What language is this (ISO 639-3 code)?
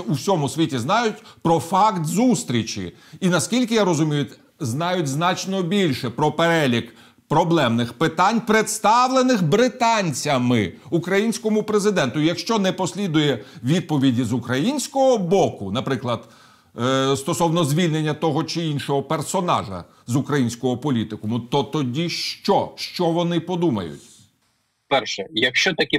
ukr